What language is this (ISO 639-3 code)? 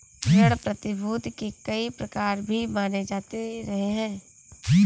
hin